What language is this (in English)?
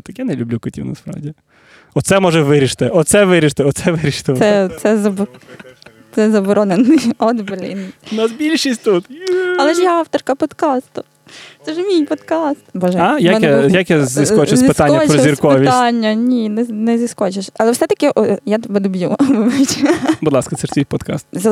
Ukrainian